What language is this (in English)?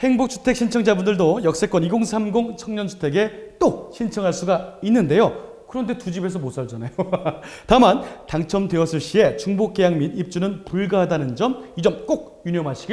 Korean